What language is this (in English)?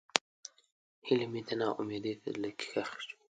Pashto